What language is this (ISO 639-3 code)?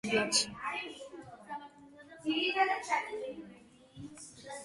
kat